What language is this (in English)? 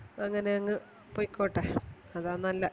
Malayalam